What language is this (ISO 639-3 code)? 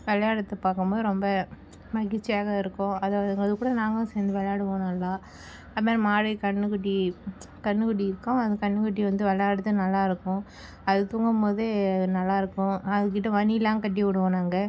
tam